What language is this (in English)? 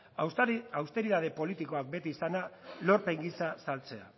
Basque